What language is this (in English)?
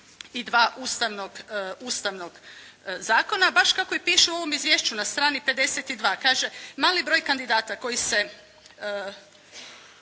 Croatian